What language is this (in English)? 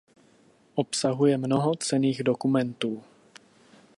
Czech